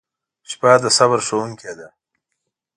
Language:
Pashto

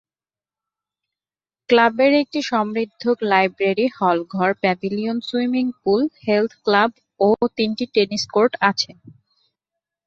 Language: Bangla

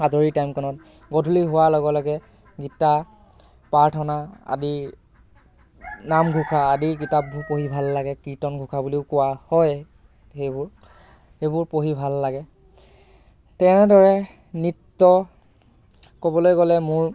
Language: Assamese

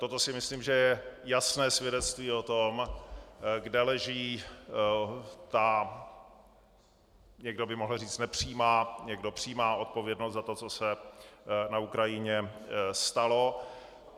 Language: Czech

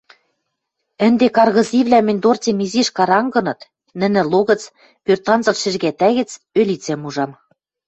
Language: Western Mari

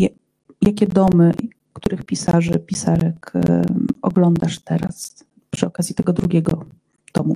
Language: Polish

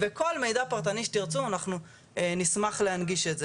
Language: Hebrew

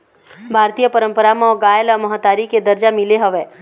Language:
Chhattisgarhi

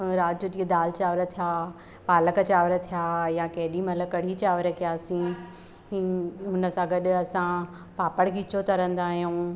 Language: Sindhi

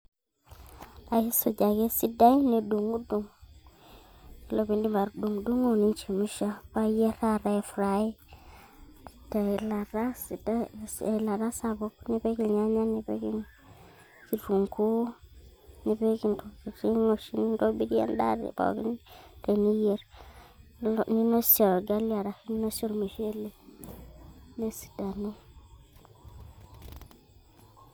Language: Masai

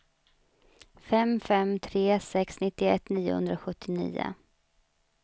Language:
Swedish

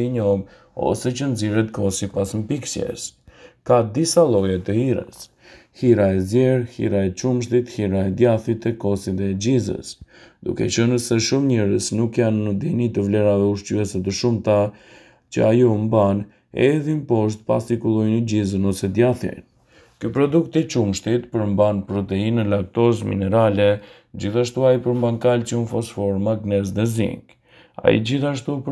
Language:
Romanian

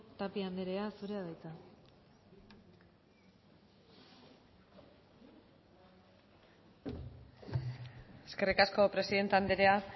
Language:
Basque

